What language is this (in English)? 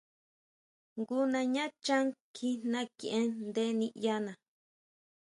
Huautla Mazatec